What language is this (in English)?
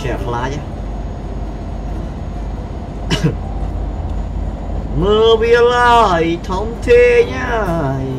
Vietnamese